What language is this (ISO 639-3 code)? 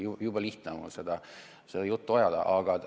est